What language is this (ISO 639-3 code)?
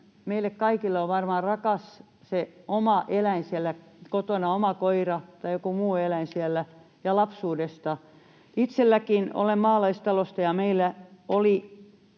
fin